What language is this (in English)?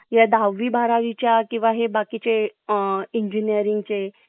Marathi